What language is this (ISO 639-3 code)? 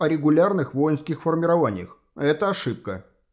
rus